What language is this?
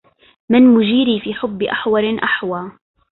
Arabic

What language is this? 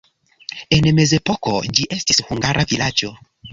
Esperanto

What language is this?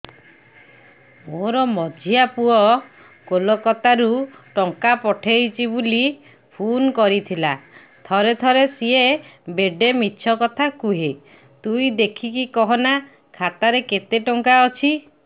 Odia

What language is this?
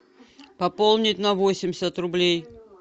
Russian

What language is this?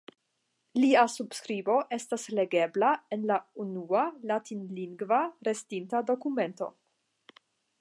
Esperanto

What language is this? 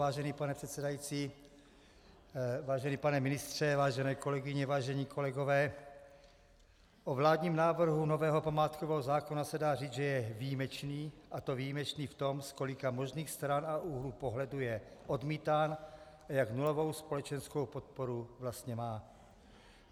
Czech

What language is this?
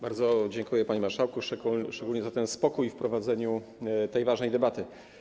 Polish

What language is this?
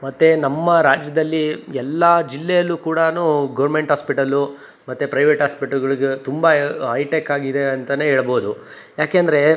Kannada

